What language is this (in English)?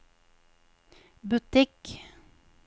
Norwegian